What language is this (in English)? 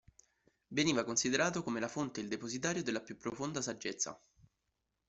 Italian